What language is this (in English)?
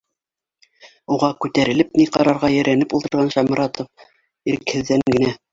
Bashkir